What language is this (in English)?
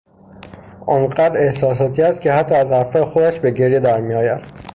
Persian